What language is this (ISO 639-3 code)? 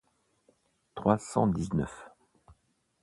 fra